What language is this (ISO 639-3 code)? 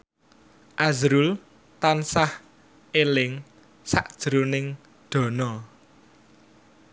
jav